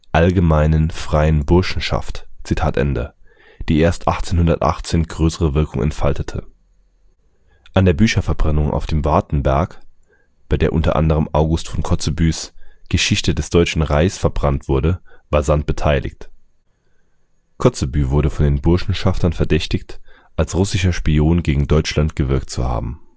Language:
German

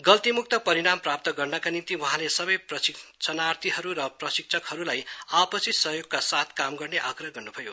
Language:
Nepali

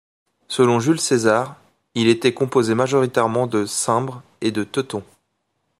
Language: French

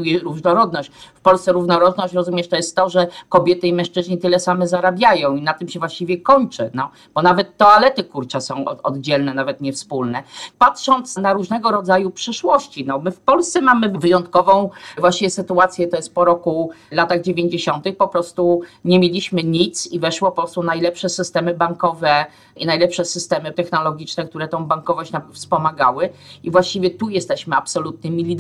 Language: Polish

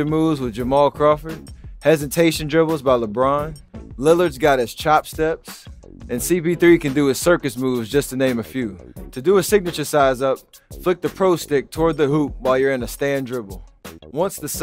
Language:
English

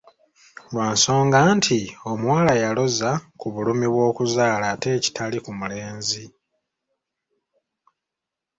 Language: Ganda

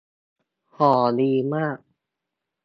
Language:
Thai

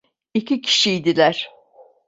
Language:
Turkish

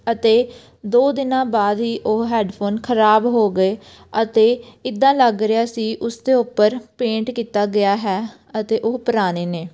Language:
Punjabi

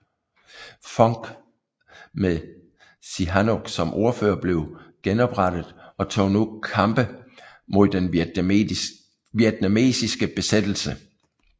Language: Danish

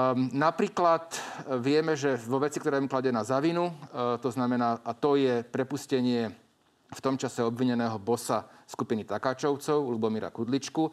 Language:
Slovak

